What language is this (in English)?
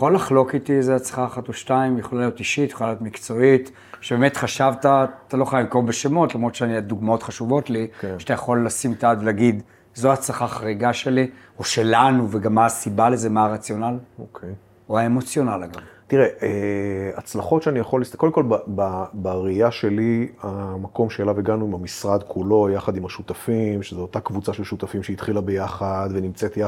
Hebrew